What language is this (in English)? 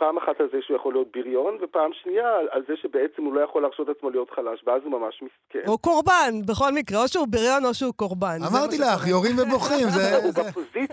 Hebrew